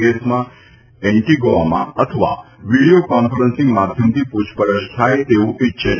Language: Gujarati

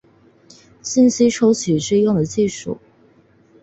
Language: Chinese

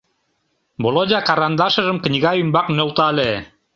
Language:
Mari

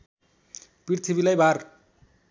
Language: Nepali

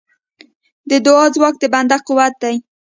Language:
Pashto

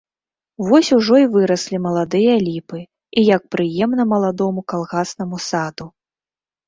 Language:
Belarusian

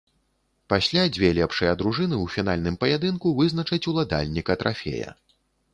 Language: Belarusian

